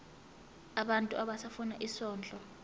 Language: Zulu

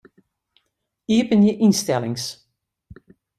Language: Western Frisian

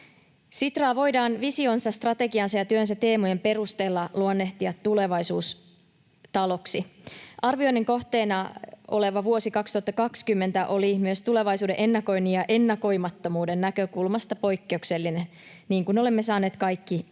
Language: Finnish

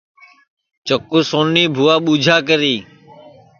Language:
Sansi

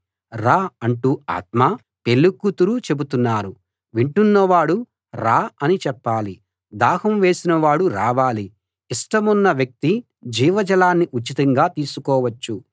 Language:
Telugu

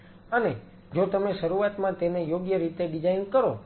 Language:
Gujarati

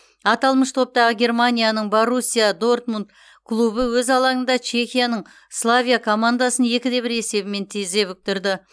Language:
Kazakh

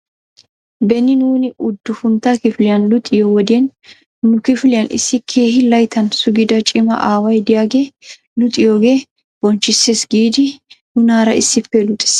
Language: Wolaytta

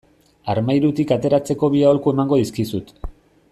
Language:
Basque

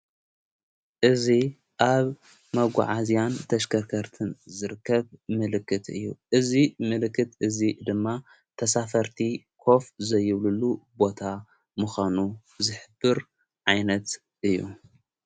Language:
Tigrinya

